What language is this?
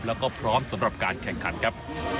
Thai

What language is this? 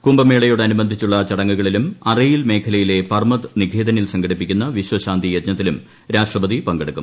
Malayalam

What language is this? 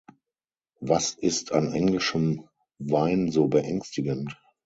German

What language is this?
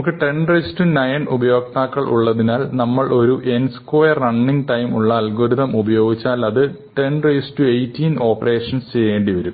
Malayalam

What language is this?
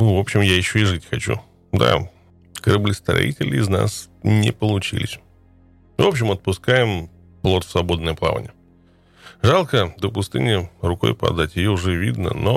Russian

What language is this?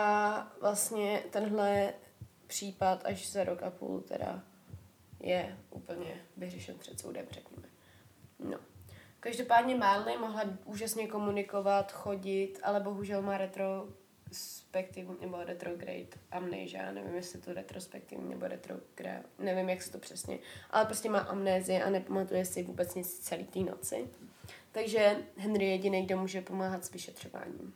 Czech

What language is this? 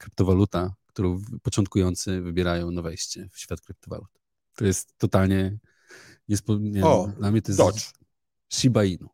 Polish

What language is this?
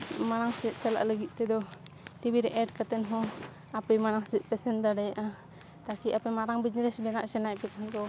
Santali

